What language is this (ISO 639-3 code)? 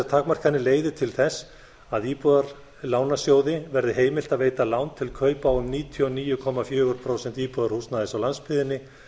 isl